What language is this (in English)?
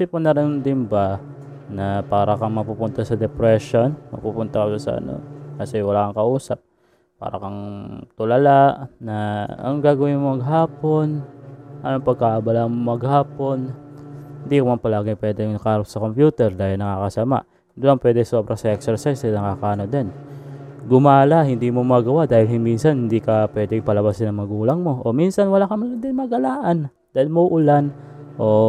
Filipino